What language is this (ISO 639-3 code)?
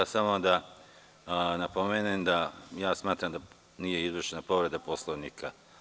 srp